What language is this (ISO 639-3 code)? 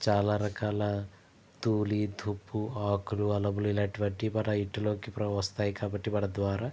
tel